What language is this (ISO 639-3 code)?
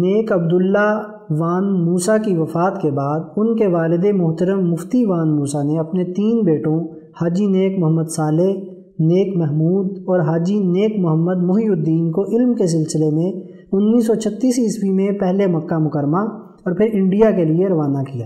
urd